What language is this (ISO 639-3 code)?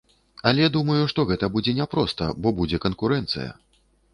bel